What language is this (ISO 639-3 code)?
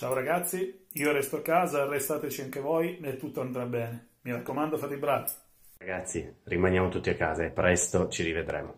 ita